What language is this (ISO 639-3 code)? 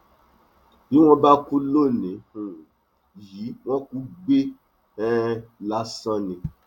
yor